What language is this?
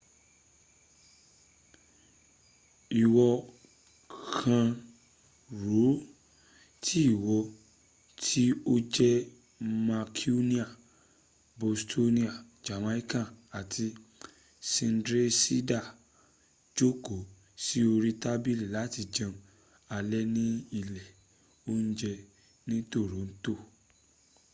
Yoruba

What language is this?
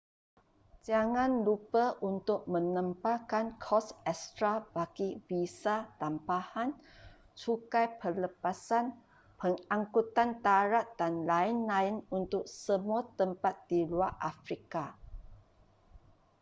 Malay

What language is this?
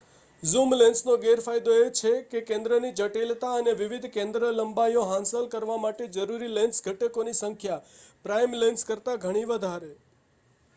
Gujarati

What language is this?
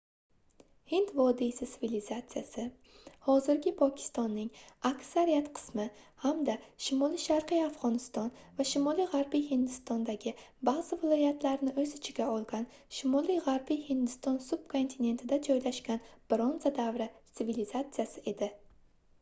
Uzbek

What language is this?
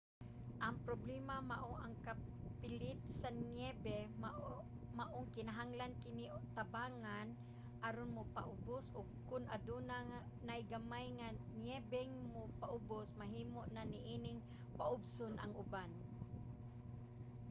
Cebuano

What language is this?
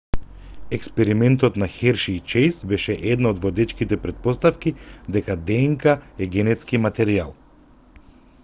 Macedonian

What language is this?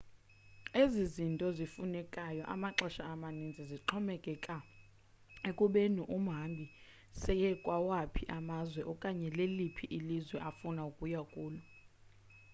Xhosa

